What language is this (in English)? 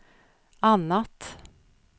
Swedish